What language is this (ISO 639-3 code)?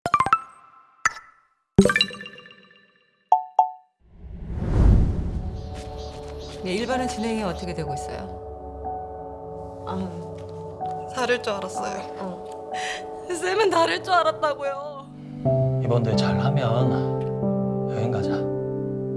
kor